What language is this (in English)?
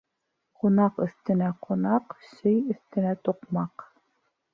Bashkir